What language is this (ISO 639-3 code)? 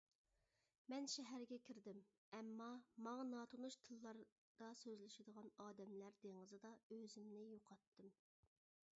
uig